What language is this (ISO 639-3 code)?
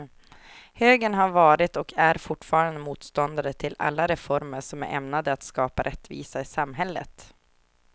swe